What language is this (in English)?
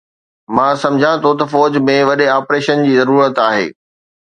Sindhi